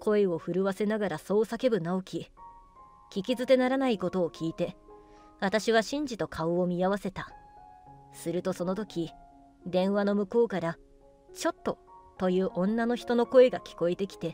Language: Japanese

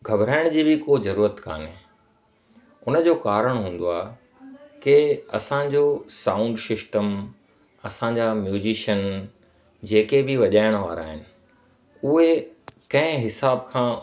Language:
Sindhi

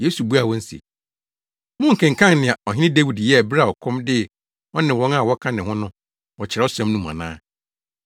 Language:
Akan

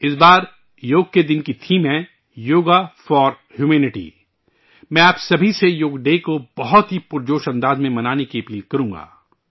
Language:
Urdu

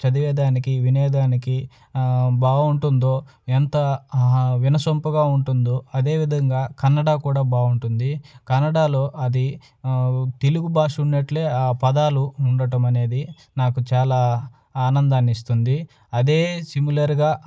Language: Telugu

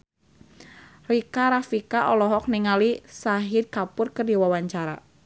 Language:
Sundanese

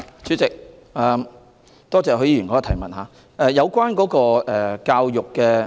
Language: Cantonese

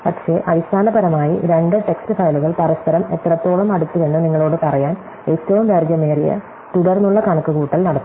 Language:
Malayalam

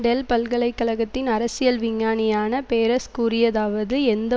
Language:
Tamil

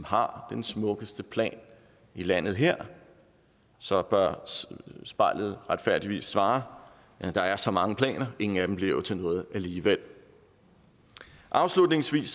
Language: Danish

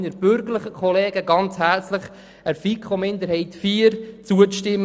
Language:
Swiss German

